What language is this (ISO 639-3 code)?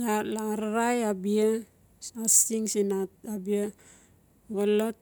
ncf